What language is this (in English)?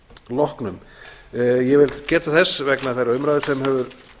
Icelandic